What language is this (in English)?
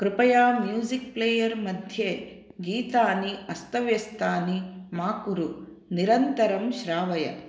Sanskrit